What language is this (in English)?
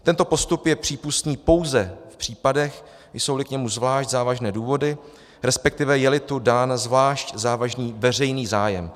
Czech